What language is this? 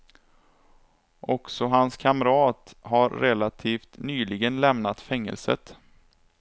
Swedish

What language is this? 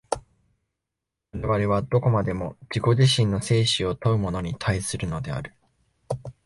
Japanese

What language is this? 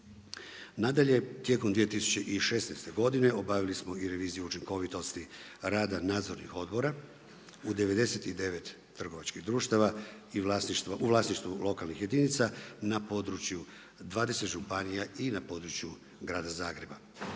Croatian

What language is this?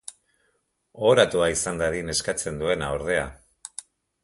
Basque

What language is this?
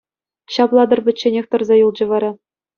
Chuvash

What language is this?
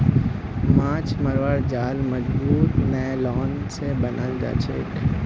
Magahi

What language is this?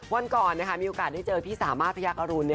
Thai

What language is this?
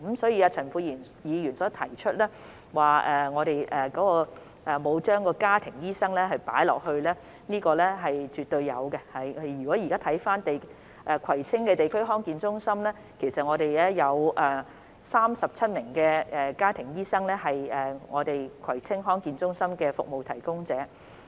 Cantonese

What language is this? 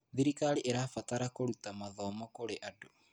Kikuyu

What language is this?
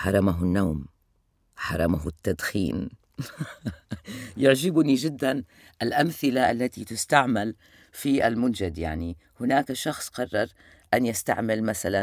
Arabic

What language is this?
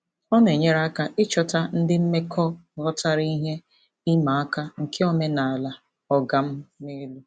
Igbo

